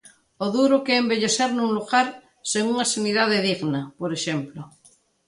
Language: Galician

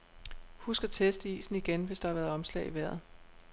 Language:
Danish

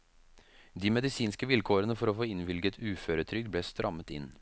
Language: Norwegian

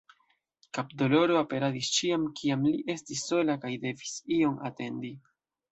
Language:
Esperanto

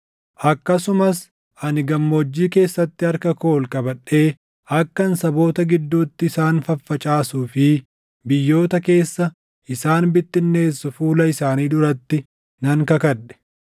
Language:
Oromo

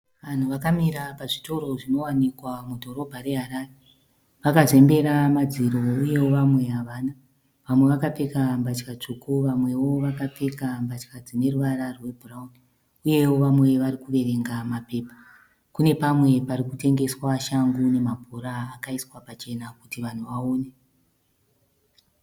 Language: Shona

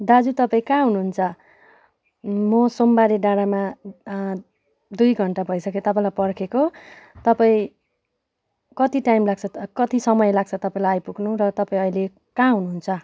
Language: Nepali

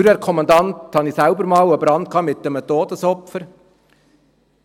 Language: Swiss German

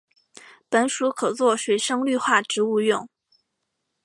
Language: Chinese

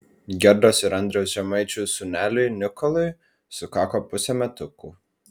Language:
Lithuanian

